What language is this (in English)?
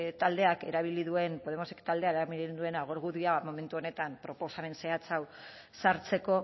Basque